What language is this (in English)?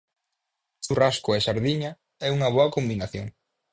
Galician